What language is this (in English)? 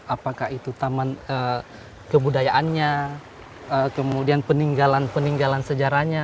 Indonesian